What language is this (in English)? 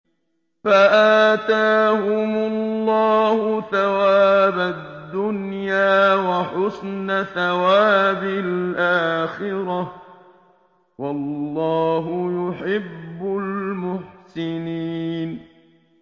Arabic